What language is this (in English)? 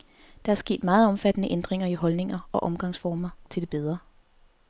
Danish